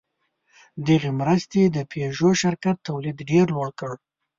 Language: Pashto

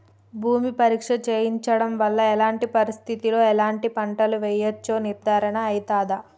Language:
Telugu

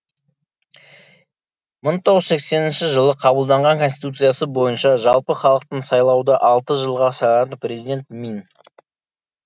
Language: Kazakh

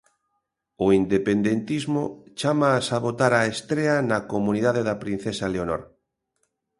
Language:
Galician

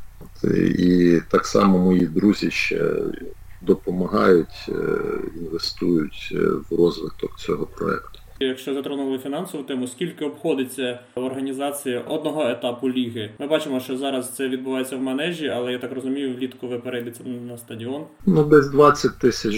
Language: Ukrainian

